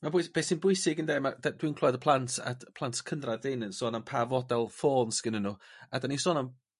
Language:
Welsh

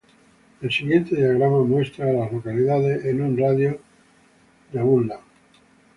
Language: Spanish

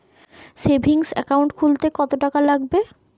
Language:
Bangla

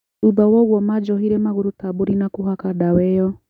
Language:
Kikuyu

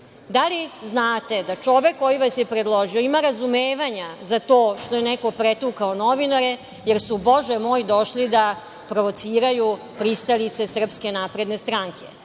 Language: Serbian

